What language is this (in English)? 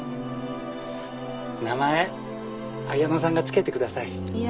Japanese